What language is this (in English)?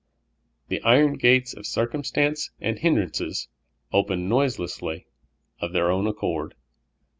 English